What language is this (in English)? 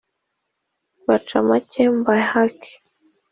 Kinyarwanda